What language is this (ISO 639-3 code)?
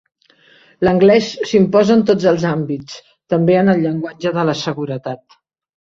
cat